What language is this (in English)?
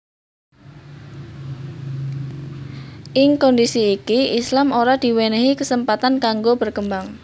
Javanese